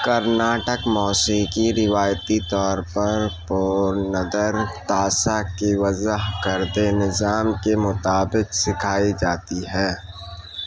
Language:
Urdu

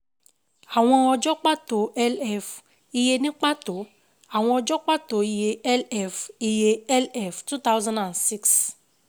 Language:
Yoruba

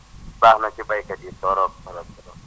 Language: Wolof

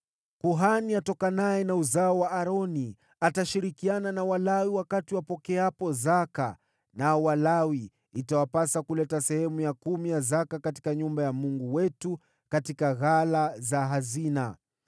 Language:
Swahili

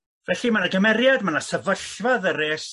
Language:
Welsh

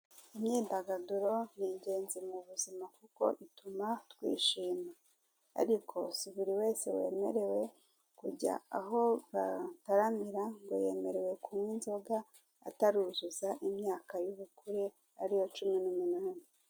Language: Kinyarwanda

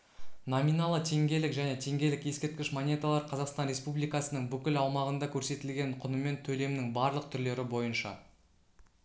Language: Kazakh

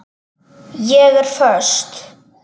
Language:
Icelandic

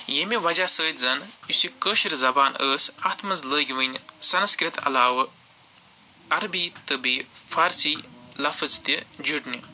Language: Kashmiri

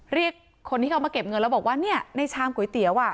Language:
Thai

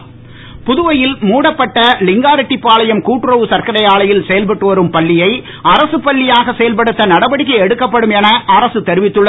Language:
Tamil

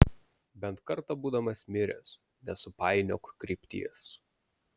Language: Lithuanian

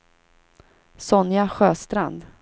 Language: Swedish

